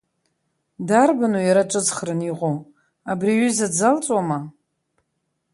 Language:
Abkhazian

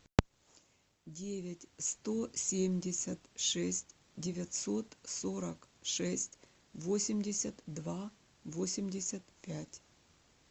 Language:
Russian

